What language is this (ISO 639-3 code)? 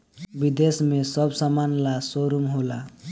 bho